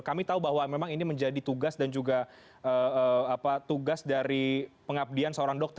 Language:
Indonesian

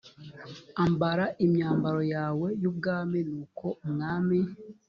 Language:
Kinyarwanda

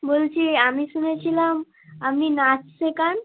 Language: Bangla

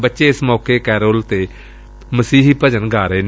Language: Punjabi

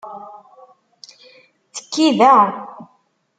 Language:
Kabyle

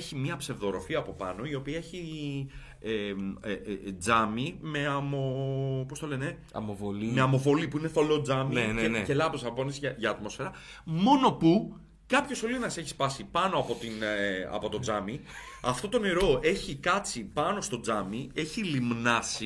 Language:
Greek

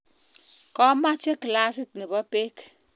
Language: Kalenjin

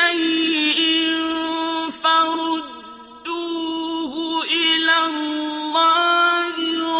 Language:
Arabic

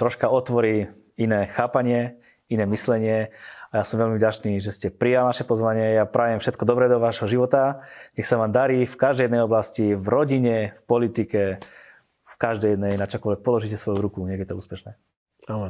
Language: Slovak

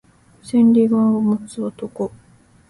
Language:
Japanese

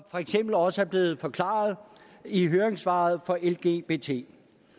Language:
Danish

